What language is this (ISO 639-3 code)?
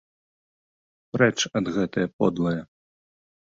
bel